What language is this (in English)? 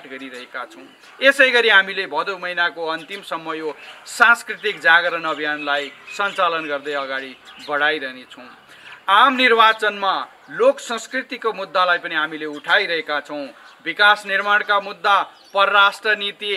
Thai